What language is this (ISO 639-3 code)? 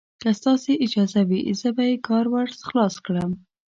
pus